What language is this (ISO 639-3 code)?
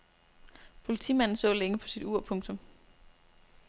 dan